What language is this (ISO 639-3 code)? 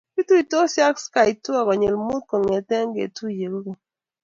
kln